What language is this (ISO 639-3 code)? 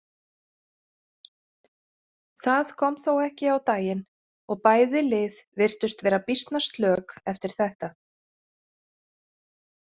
isl